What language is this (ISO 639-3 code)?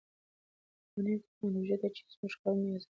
pus